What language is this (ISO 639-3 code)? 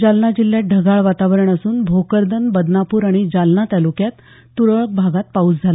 mar